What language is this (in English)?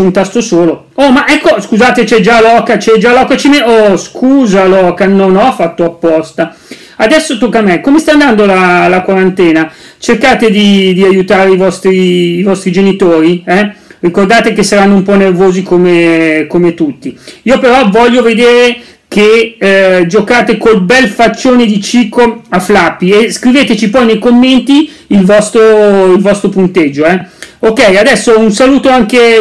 Italian